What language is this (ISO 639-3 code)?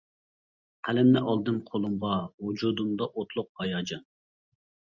uig